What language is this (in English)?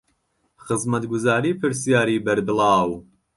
Central Kurdish